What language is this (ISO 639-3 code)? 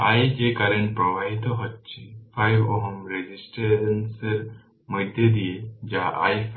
ben